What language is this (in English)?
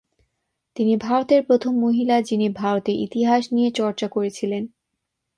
Bangla